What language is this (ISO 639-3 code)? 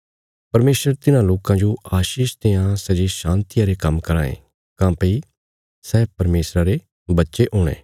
kfs